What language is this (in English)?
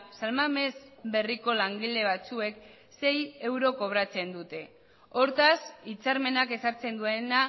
Basque